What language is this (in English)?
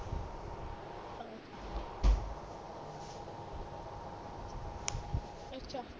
Punjabi